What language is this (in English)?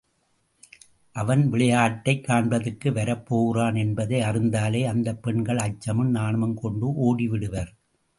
Tamil